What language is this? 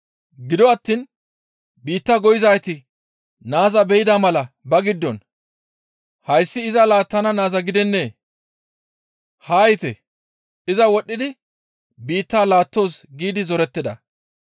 Gamo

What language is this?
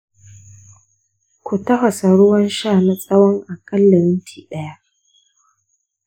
Hausa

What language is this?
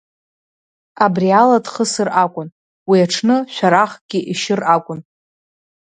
Abkhazian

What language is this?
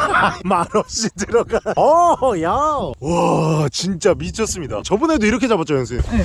Korean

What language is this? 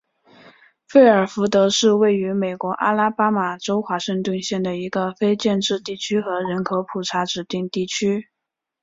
Chinese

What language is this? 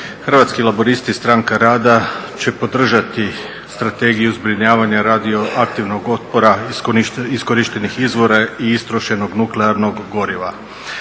Croatian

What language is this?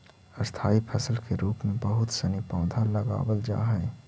Magahi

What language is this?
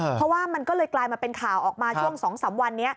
Thai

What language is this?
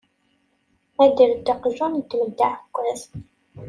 Kabyle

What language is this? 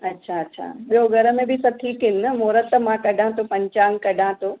Sindhi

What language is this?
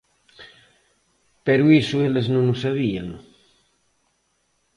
Galician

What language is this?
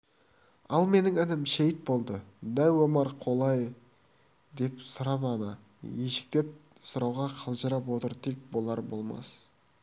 Kazakh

